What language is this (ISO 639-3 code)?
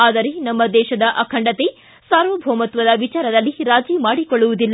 kan